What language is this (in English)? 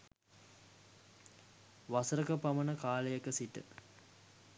Sinhala